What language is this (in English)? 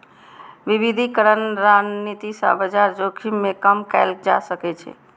Maithili